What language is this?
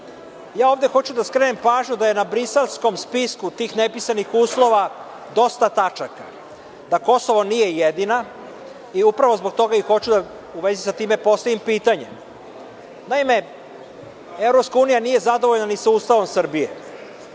Serbian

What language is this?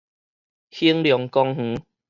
Min Nan Chinese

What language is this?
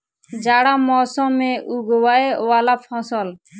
Maithili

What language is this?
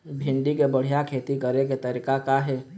Chhattisgarhi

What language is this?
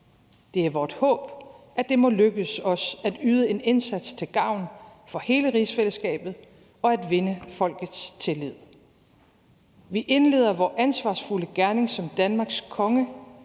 Danish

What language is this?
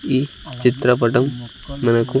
Telugu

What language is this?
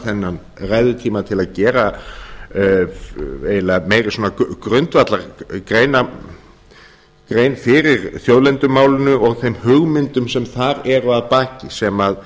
Icelandic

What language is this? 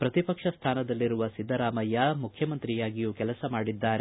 Kannada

